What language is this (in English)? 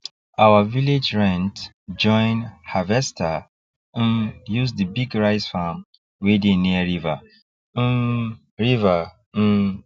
Nigerian Pidgin